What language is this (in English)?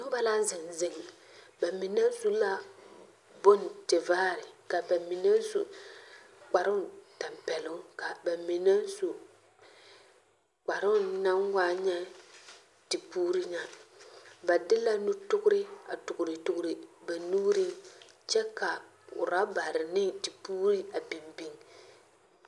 Southern Dagaare